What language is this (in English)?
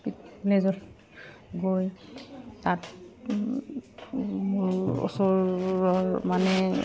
Assamese